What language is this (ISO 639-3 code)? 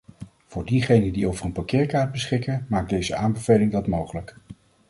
nld